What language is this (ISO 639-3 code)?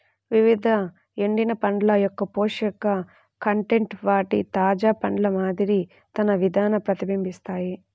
tel